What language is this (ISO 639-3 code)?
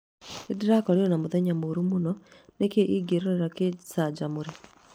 kik